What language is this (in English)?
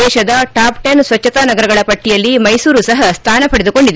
Kannada